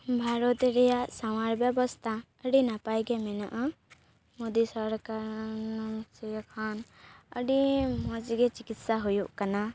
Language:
Santali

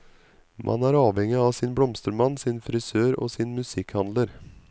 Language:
Norwegian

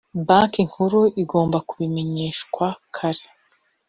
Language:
Kinyarwanda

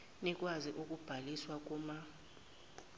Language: Zulu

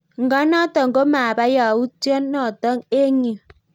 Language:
Kalenjin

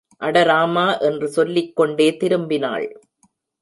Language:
Tamil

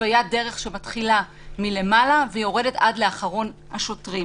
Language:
Hebrew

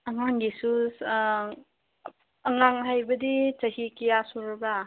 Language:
Manipuri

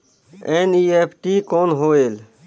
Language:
Chhattisgarhi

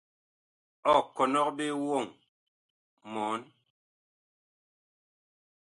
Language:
Bakoko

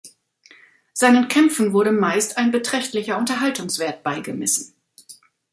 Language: German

